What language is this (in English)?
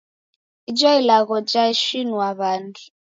Taita